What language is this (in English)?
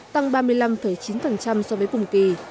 Vietnamese